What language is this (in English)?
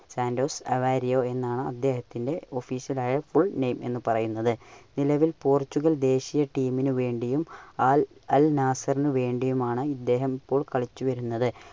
Malayalam